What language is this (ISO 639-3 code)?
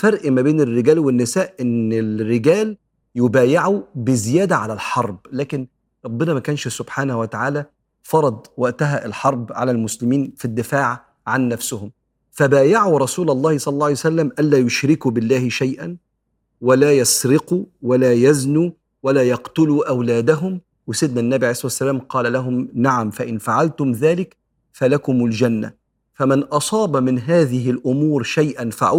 ara